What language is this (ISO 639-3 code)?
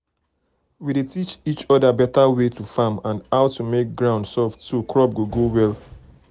pcm